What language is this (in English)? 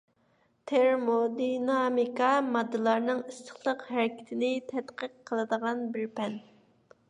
Uyghur